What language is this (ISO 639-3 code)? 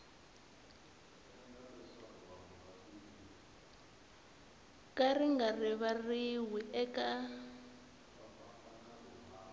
tso